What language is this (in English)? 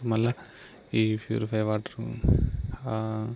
Telugu